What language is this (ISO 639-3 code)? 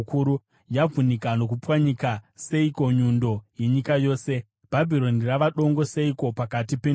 sna